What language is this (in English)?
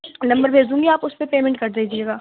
Urdu